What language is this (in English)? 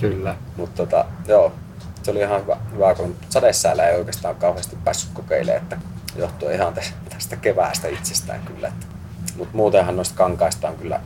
Finnish